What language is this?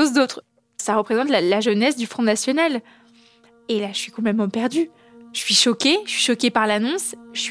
French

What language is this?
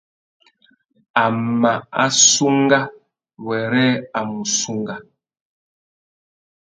Tuki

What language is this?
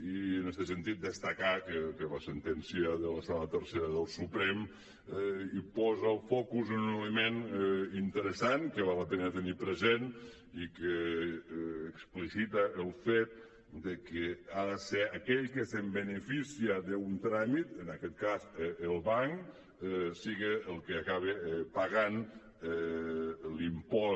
Catalan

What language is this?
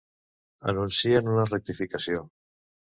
Catalan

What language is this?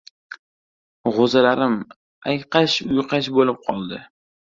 Uzbek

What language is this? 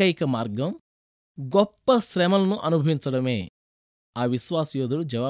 Telugu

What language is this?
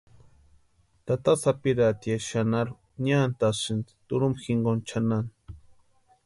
Western Highland Purepecha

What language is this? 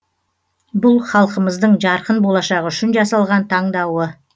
Kazakh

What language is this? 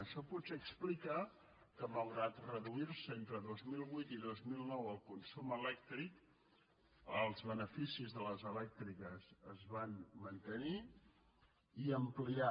Catalan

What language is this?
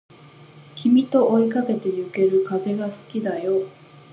Japanese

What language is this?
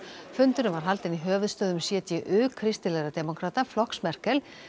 Icelandic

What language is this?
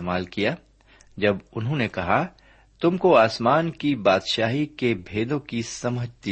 Urdu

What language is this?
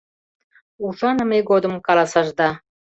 Mari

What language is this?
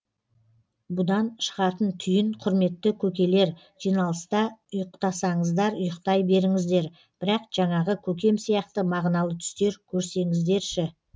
Kazakh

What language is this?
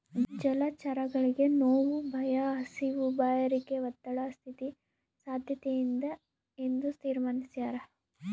Kannada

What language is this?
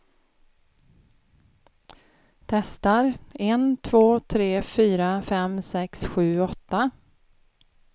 Swedish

